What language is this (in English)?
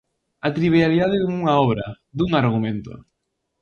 Galician